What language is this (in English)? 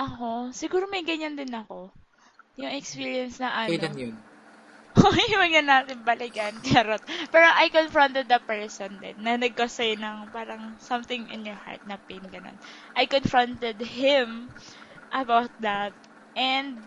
Filipino